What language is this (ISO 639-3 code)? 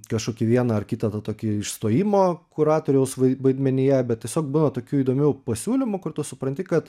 lit